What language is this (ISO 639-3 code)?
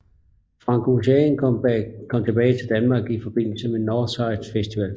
dan